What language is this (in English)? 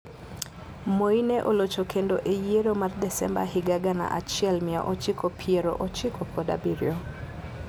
Luo (Kenya and Tanzania)